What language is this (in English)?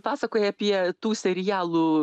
Lithuanian